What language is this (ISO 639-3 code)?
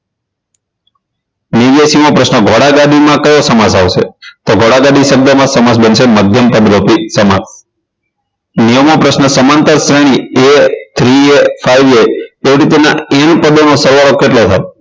guj